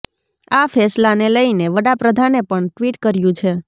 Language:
Gujarati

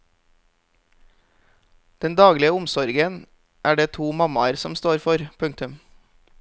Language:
Norwegian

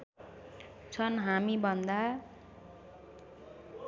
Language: Nepali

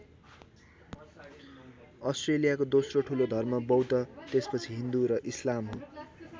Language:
Nepali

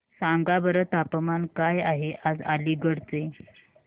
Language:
Marathi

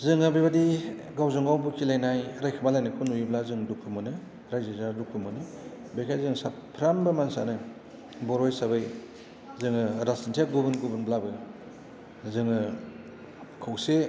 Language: Bodo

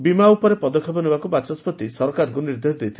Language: Odia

